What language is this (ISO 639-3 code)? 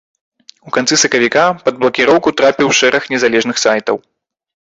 bel